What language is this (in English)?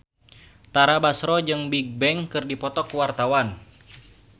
Sundanese